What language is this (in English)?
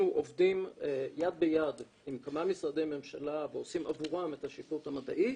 Hebrew